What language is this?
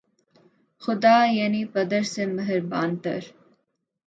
Urdu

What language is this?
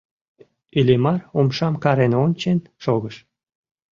Mari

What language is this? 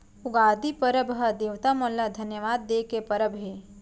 Chhattisgarhi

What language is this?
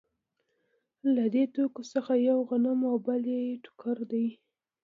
Pashto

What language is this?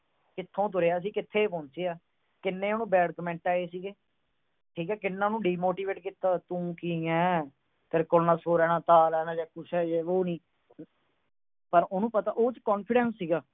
Punjabi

